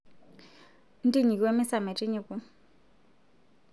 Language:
Masai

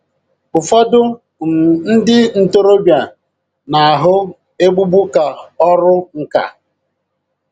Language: Igbo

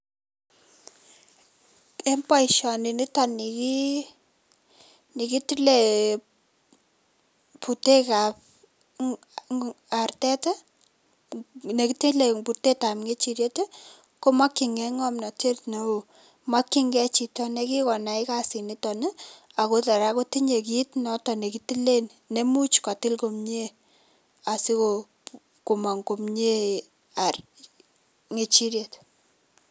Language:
Kalenjin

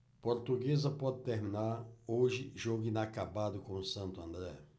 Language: Portuguese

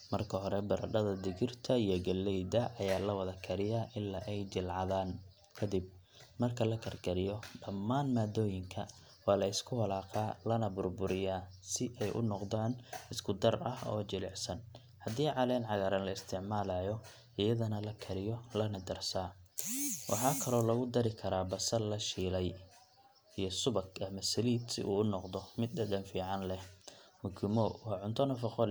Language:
Somali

